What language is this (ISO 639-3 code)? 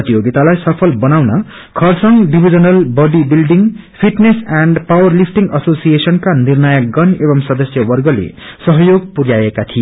nep